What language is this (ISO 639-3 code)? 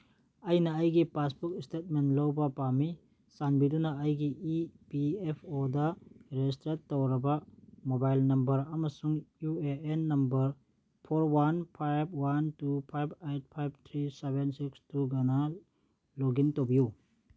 mni